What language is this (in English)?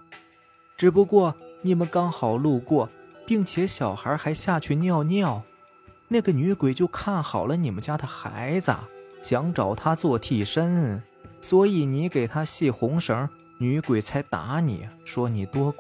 Chinese